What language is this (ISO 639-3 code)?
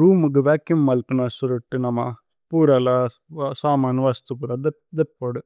tcy